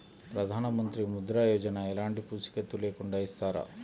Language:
Telugu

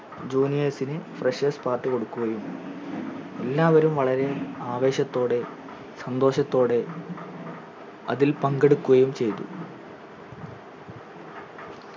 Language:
Malayalam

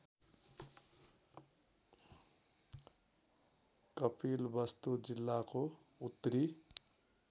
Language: Nepali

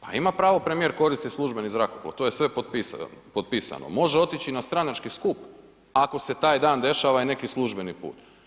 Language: Croatian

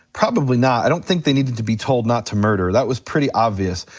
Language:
English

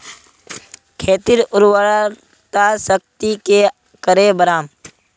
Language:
Magahi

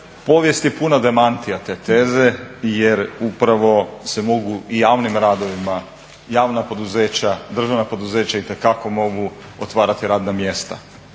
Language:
Croatian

